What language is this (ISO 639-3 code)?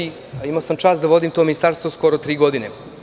srp